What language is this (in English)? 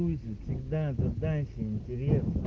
Russian